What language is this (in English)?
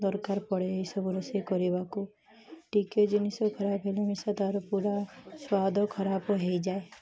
Odia